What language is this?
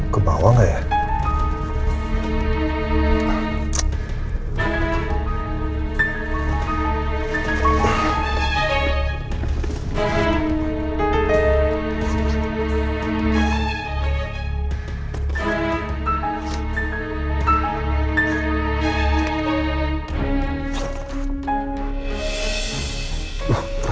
Indonesian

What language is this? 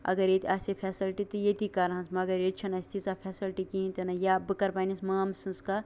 Kashmiri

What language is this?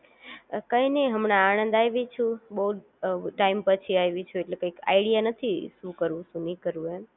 Gujarati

